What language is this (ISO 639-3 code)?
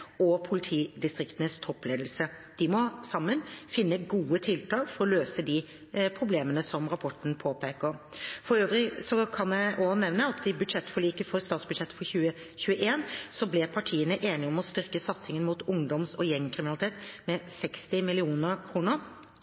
nob